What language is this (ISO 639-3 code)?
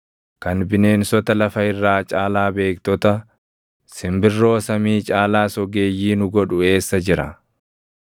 orm